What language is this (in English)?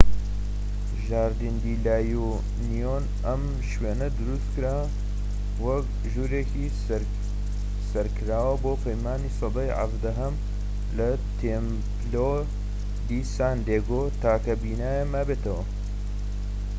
Central Kurdish